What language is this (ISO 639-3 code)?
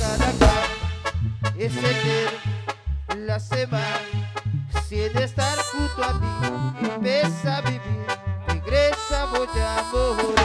ind